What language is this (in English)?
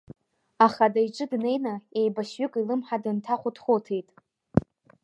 Abkhazian